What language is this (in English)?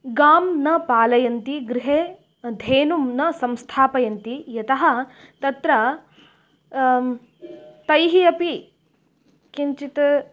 Sanskrit